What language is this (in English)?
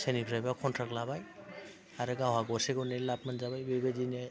Bodo